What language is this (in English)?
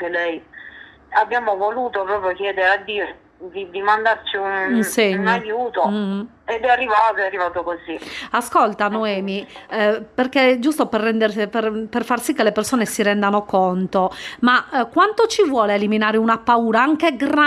Italian